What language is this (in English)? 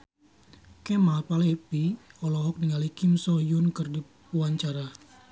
Sundanese